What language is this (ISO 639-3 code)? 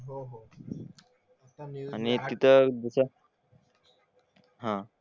mar